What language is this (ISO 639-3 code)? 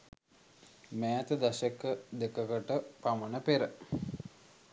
sin